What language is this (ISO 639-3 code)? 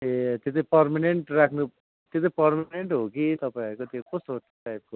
nep